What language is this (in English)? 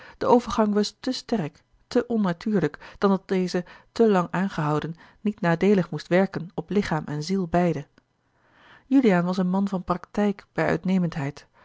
Dutch